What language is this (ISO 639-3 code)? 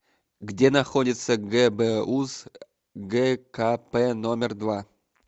rus